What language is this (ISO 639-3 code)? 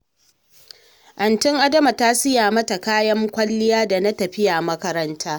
hau